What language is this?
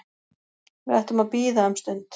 Icelandic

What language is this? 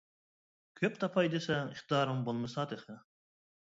Uyghur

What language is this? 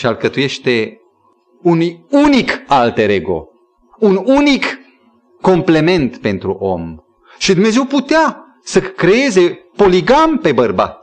Romanian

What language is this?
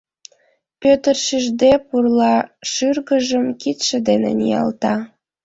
Mari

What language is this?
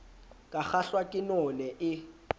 Southern Sotho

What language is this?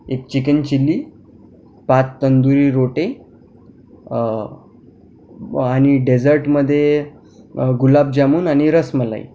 Marathi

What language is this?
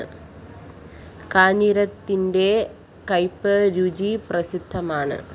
Malayalam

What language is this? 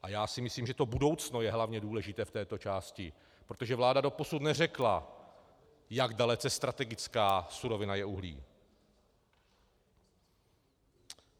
Czech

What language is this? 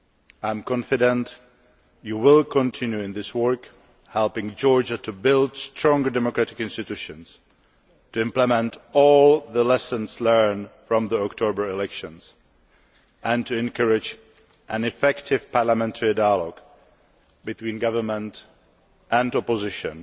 English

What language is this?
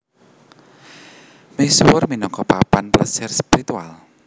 Javanese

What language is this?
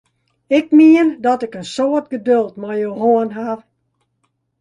Western Frisian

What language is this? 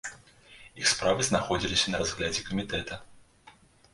Belarusian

